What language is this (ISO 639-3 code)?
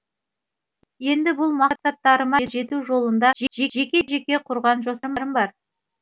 kaz